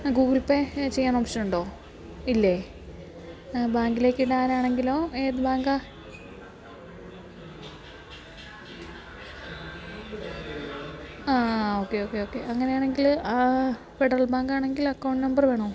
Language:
Malayalam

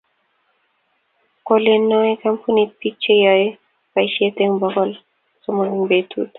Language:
Kalenjin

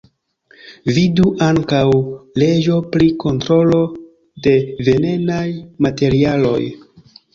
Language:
Esperanto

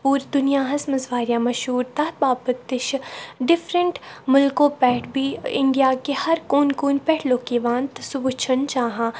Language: Kashmiri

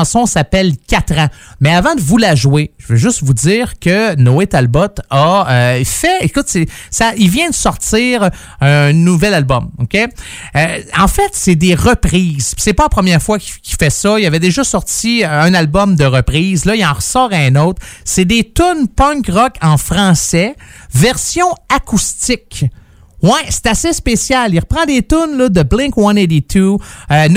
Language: French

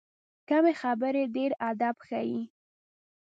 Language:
Pashto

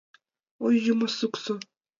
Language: Mari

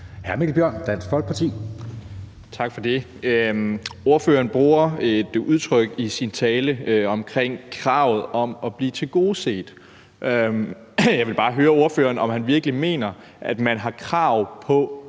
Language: Danish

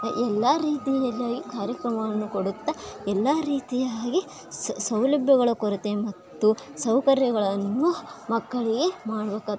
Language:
Kannada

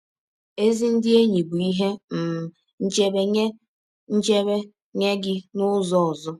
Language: Igbo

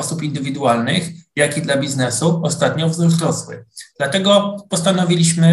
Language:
Polish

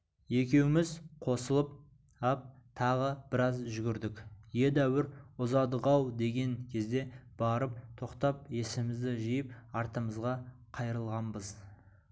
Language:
Kazakh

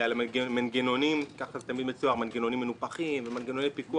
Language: Hebrew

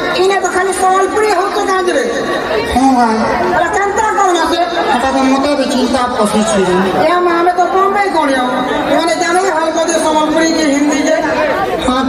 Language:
Arabic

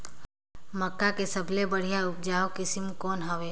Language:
Chhattisgarhi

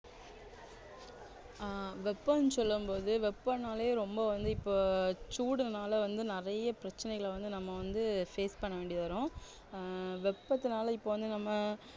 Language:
Tamil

